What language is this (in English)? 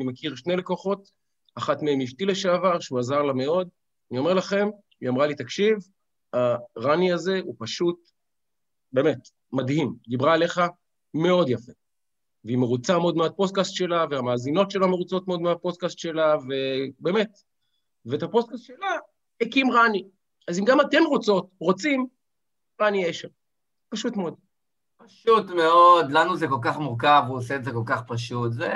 Hebrew